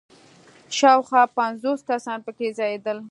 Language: Pashto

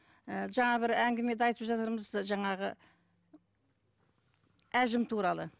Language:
Kazakh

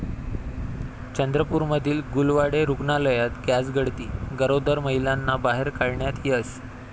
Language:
Marathi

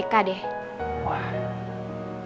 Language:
Indonesian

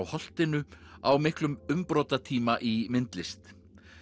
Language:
Icelandic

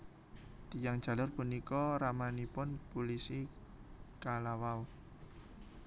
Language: Javanese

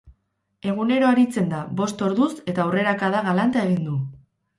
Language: Basque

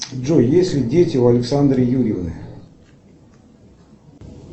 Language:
Russian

